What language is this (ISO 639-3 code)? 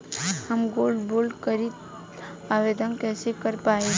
bho